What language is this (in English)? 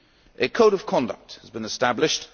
English